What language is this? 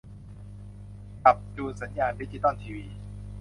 Thai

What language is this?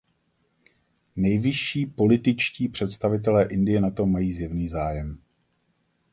Czech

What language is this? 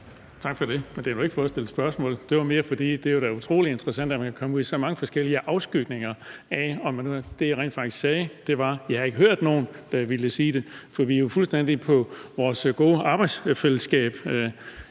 Danish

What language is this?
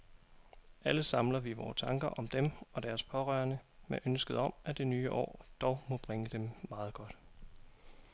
Danish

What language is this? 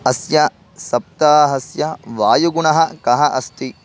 Sanskrit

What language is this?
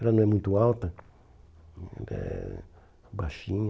Portuguese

